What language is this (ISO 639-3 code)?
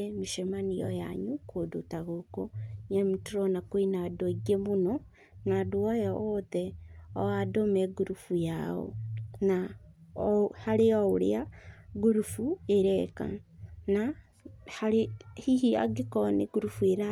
kik